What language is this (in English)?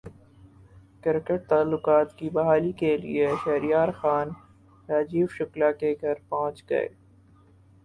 Urdu